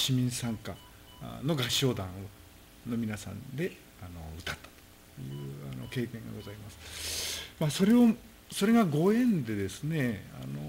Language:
Japanese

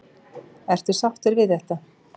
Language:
Icelandic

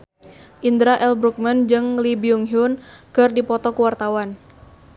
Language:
Sundanese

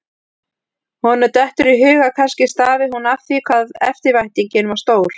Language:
Icelandic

